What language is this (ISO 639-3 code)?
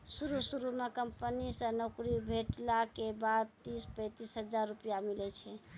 mai